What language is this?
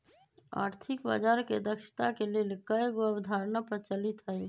Magahi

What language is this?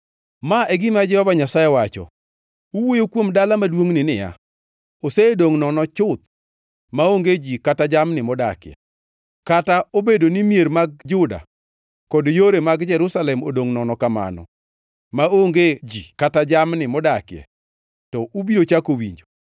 Luo (Kenya and Tanzania)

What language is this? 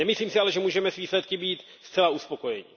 Czech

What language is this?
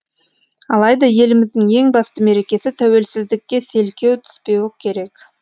Kazakh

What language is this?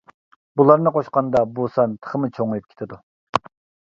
Uyghur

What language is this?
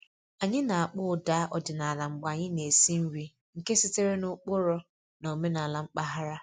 Igbo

